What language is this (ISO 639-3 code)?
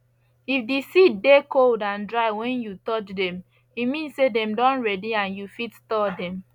pcm